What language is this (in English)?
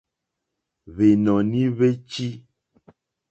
Mokpwe